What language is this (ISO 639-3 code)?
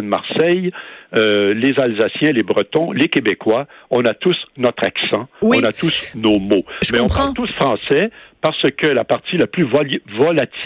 fra